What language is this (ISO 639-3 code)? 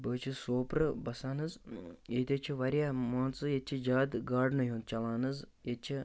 kas